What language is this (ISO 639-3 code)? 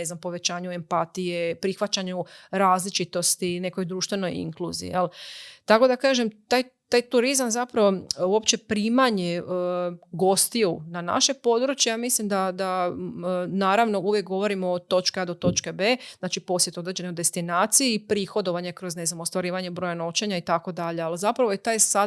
hrv